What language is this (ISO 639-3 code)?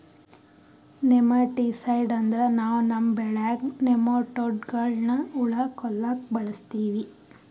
kan